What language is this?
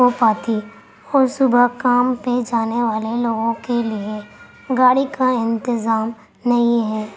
Urdu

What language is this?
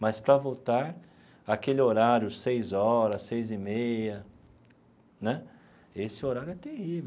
Portuguese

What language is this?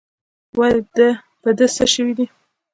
Pashto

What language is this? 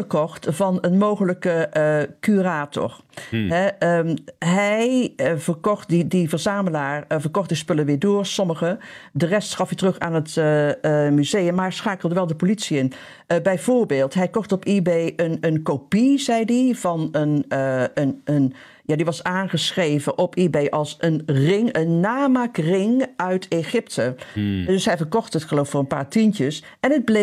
Dutch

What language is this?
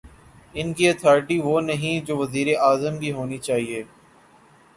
Urdu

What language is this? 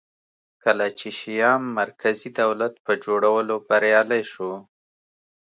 Pashto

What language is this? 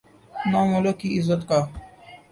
Urdu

